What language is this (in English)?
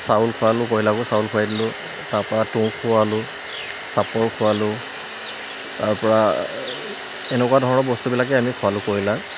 Assamese